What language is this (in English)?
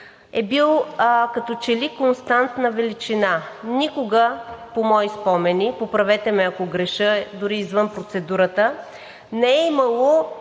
Bulgarian